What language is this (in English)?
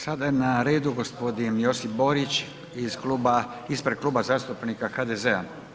Croatian